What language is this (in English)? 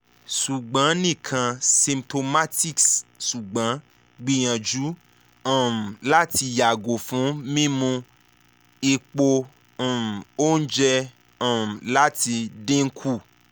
Yoruba